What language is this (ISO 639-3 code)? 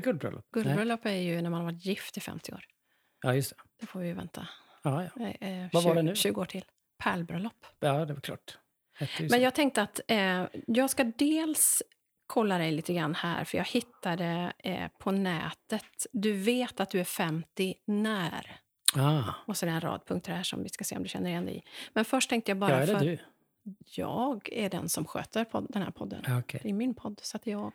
swe